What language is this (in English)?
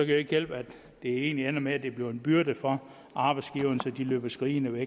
Danish